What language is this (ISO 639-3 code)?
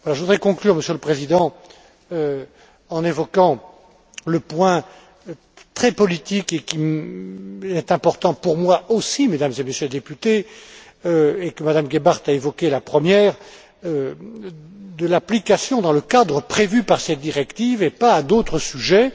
fra